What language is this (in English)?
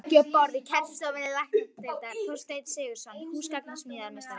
Icelandic